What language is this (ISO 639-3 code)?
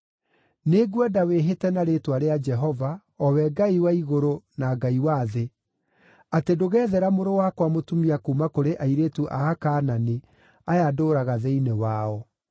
kik